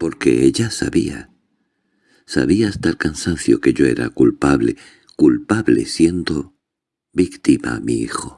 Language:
Spanish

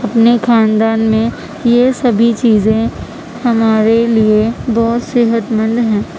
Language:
Urdu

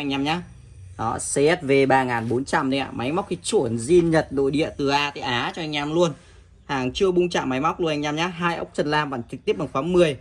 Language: Vietnamese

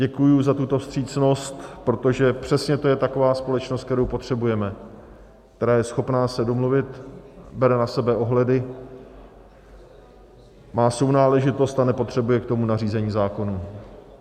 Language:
Czech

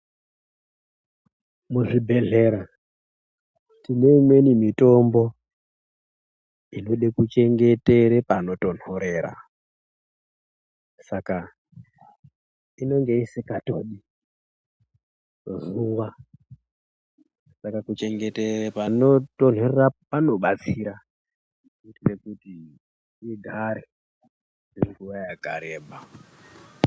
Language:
Ndau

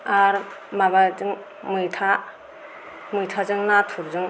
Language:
Bodo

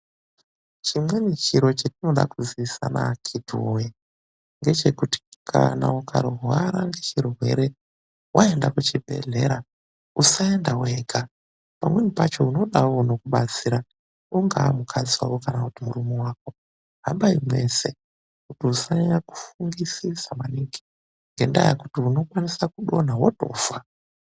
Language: Ndau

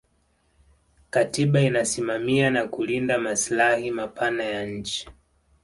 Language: Swahili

